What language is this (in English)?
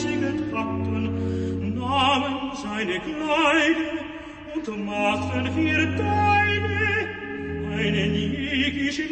Slovak